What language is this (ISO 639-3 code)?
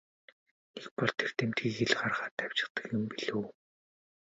mon